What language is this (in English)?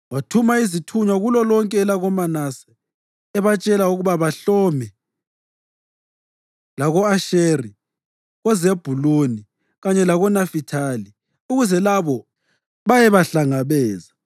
North Ndebele